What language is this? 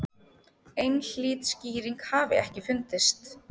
Icelandic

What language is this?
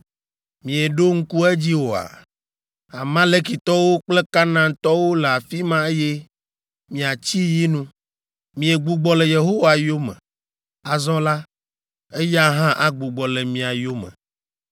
Ewe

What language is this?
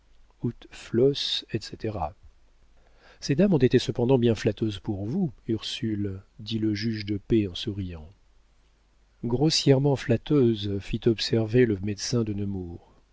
French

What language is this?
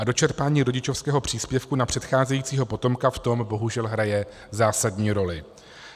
Czech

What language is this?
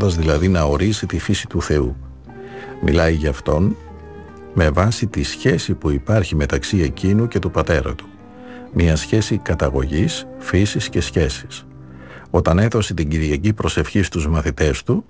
Greek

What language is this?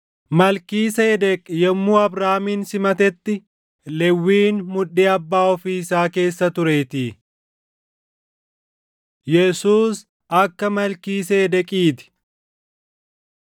Oromo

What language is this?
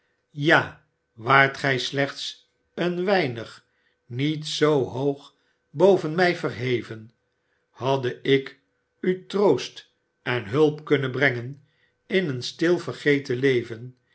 Dutch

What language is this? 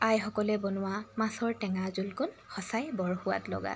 Assamese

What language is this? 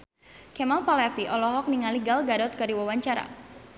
Sundanese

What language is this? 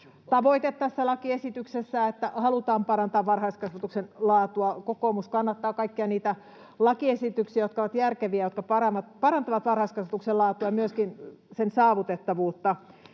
Finnish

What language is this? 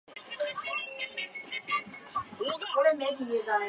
Chinese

